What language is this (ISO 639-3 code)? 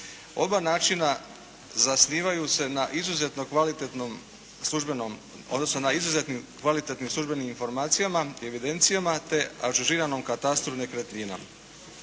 hrv